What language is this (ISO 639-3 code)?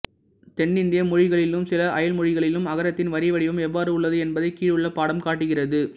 tam